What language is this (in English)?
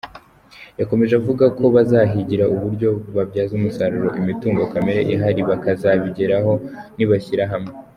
Kinyarwanda